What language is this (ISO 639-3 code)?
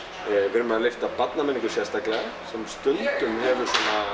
isl